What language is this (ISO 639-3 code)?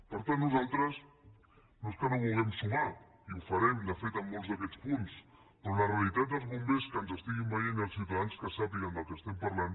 cat